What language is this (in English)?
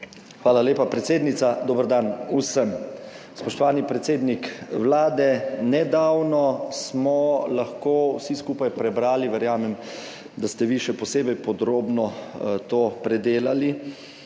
Slovenian